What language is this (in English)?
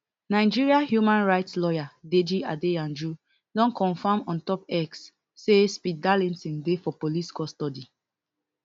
Nigerian Pidgin